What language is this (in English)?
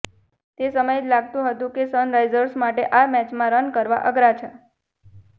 Gujarati